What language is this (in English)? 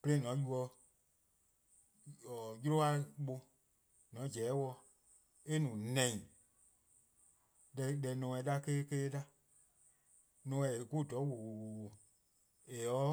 Eastern Krahn